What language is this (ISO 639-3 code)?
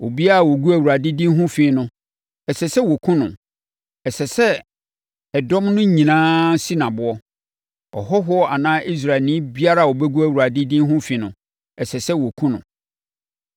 aka